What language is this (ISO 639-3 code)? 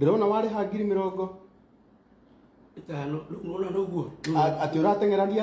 ita